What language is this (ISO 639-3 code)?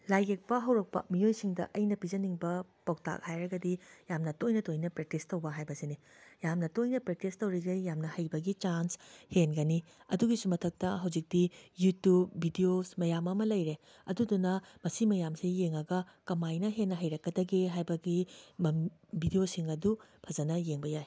mni